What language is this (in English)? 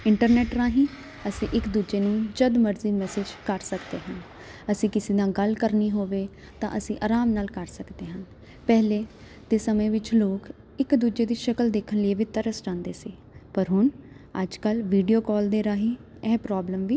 Punjabi